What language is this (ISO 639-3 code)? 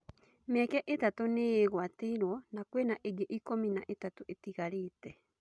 kik